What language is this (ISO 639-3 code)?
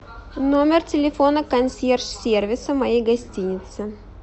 rus